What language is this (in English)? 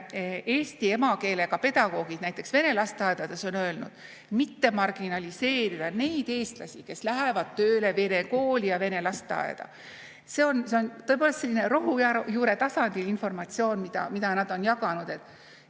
Estonian